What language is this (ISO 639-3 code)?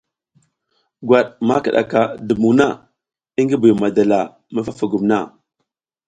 giz